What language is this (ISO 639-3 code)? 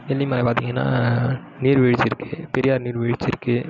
tam